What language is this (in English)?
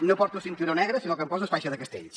Catalan